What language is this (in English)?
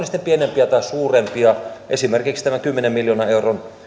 Finnish